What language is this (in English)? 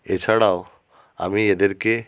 Bangla